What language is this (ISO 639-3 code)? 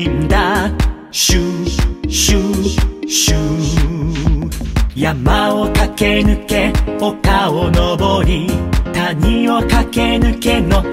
jpn